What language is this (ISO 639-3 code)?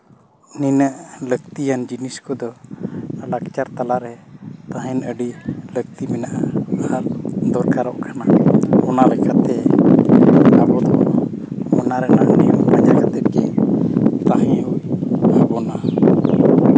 sat